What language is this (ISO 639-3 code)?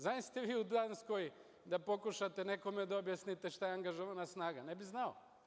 srp